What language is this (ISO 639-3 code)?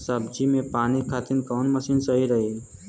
bho